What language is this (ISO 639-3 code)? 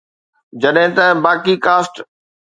snd